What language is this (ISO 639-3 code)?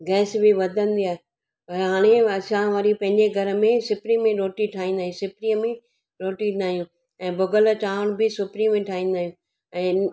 snd